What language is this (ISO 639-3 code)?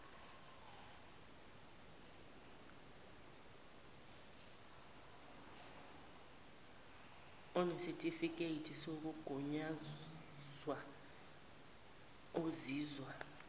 zul